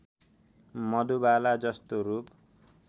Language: Nepali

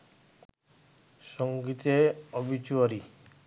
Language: Bangla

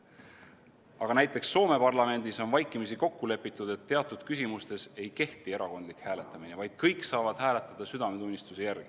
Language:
Estonian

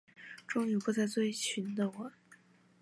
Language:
Chinese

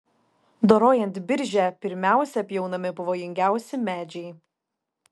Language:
Lithuanian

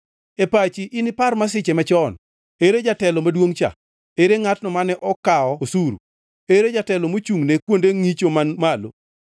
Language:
Luo (Kenya and Tanzania)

